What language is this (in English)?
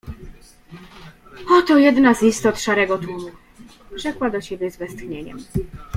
Polish